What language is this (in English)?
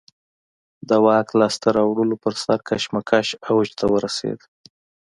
Pashto